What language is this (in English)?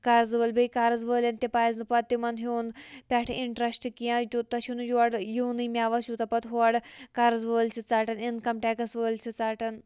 Kashmiri